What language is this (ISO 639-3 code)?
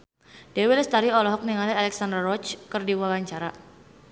sun